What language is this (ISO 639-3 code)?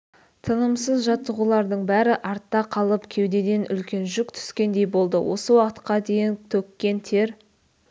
kaz